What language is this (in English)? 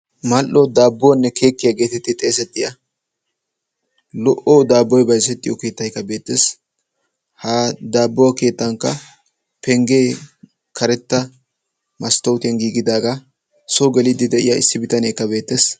Wolaytta